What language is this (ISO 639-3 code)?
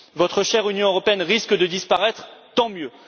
fra